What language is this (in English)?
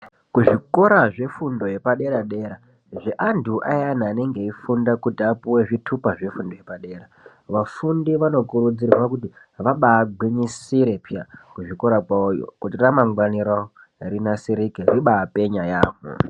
Ndau